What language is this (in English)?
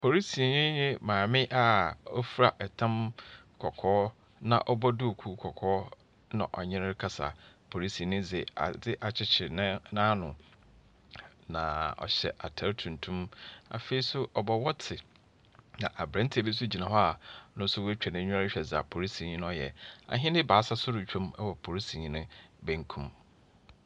Akan